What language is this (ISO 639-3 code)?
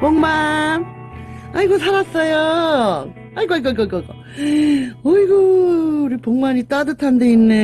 kor